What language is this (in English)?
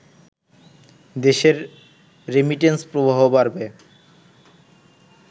Bangla